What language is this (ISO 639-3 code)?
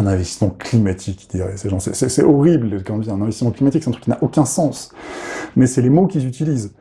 fra